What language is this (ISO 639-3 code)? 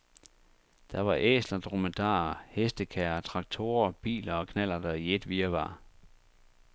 dan